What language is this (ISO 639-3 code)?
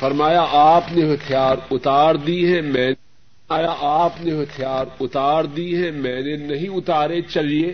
urd